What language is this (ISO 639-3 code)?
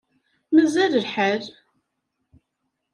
kab